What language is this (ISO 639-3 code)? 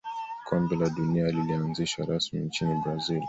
swa